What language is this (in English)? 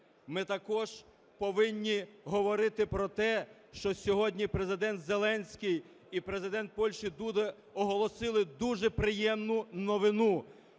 Ukrainian